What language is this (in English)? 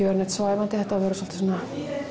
Icelandic